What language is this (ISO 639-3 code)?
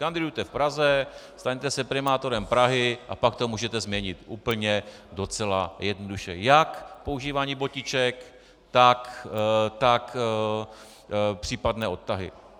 ces